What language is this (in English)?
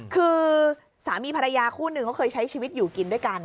Thai